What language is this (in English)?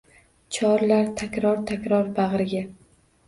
Uzbek